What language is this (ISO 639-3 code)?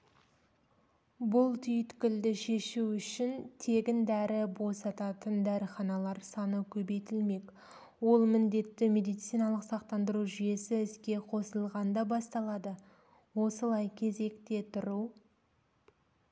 kaz